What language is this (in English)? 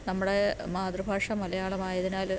Malayalam